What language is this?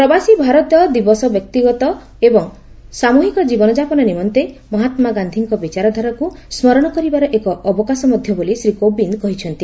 Odia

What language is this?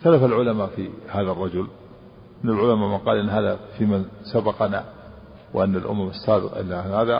Arabic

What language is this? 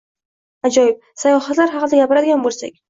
Uzbek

